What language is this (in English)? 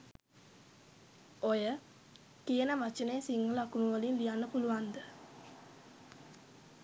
Sinhala